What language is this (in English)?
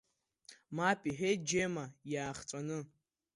Abkhazian